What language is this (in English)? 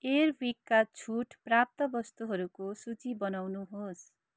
Nepali